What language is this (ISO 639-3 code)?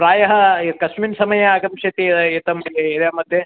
san